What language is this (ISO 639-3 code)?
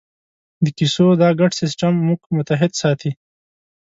pus